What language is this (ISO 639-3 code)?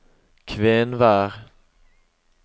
nor